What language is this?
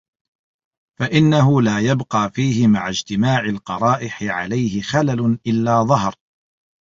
Arabic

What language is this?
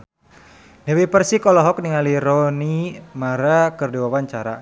Sundanese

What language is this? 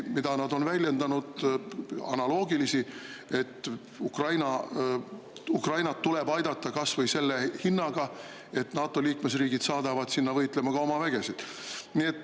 Estonian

